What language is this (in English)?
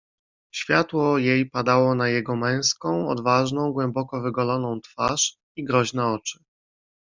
Polish